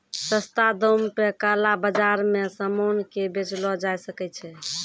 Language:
Maithili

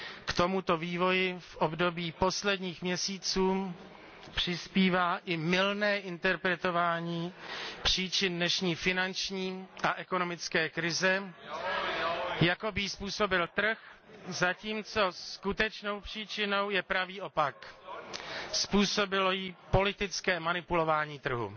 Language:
Czech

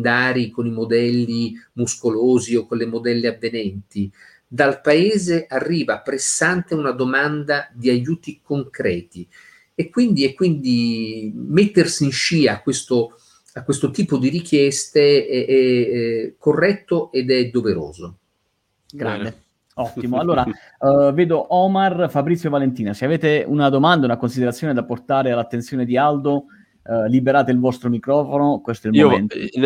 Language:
Italian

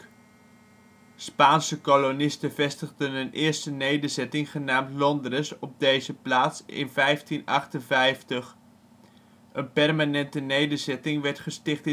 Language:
Dutch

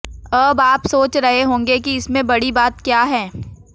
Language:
Hindi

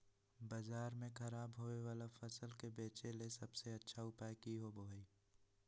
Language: Magahi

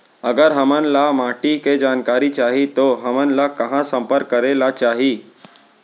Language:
Chhattisgarhi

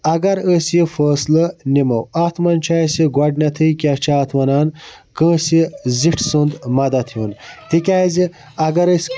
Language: Kashmiri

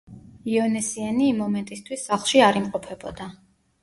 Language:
Georgian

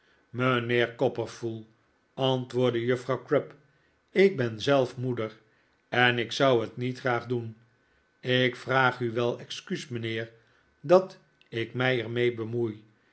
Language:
Dutch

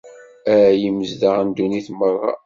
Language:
Kabyle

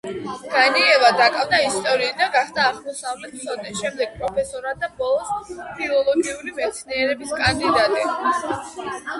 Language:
Georgian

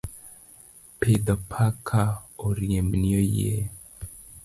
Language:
Luo (Kenya and Tanzania)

